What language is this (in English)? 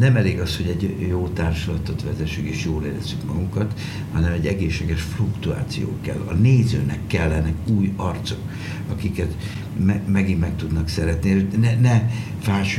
Hungarian